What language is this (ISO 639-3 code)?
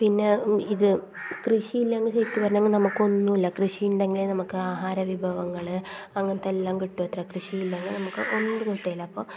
mal